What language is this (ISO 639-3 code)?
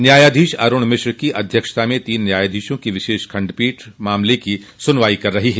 hin